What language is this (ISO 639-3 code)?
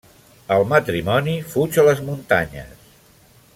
cat